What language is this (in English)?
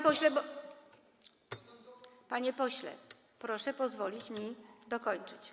Polish